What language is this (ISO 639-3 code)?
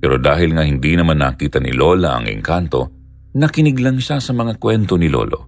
fil